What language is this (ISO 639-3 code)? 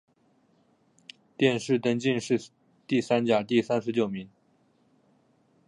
zho